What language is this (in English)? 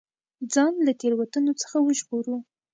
Pashto